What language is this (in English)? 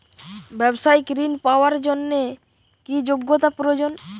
Bangla